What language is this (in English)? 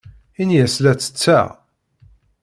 Kabyle